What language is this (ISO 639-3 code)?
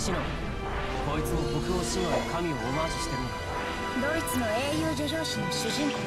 jpn